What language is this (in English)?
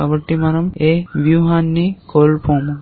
Telugu